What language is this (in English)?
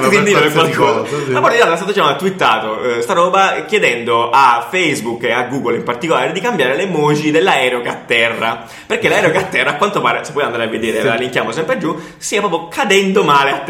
Italian